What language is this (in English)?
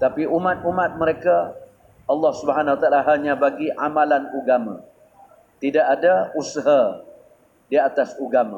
Malay